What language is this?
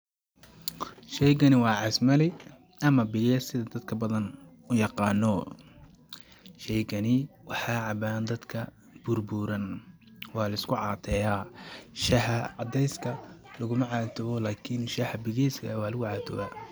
Somali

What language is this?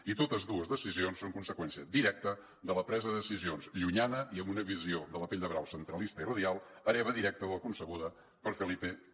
Catalan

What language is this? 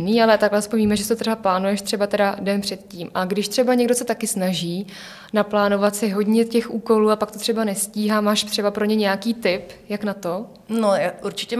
Czech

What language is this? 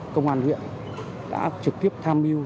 Vietnamese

